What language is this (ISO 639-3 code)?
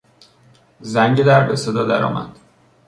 fas